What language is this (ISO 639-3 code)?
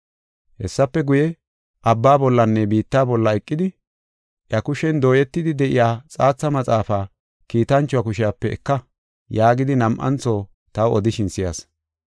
gof